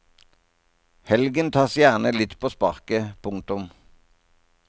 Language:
Norwegian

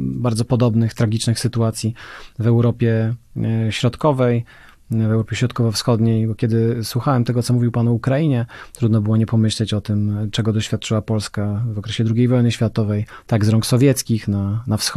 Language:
Polish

